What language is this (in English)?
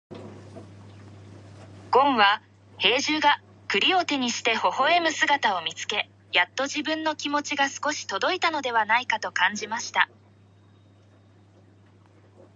Japanese